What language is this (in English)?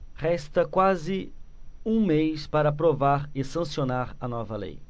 Portuguese